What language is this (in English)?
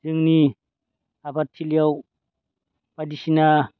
Bodo